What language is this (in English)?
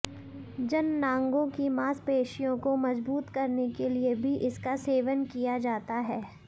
Hindi